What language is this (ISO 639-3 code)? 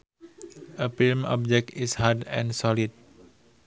sun